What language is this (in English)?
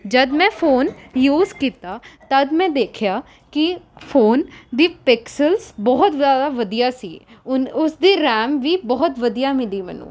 Punjabi